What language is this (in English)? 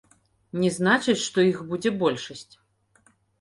Belarusian